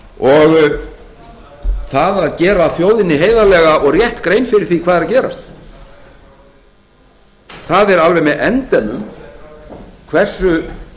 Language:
Icelandic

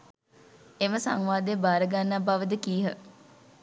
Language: Sinhala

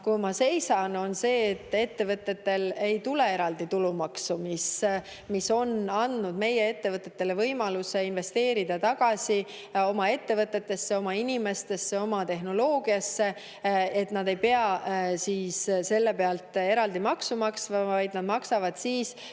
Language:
Estonian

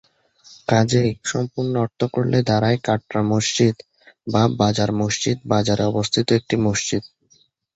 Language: Bangla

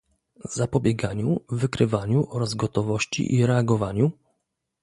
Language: Polish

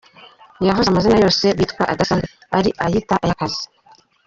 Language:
Kinyarwanda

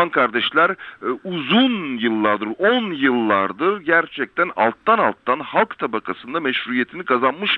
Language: Turkish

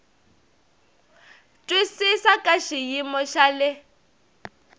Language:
Tsonga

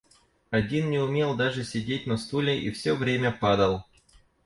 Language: Russian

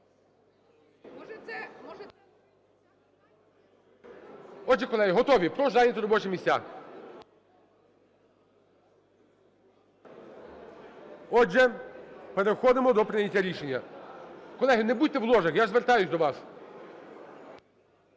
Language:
Ukrainian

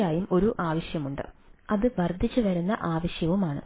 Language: Malayalam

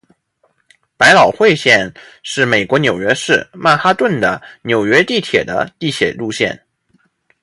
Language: Chinese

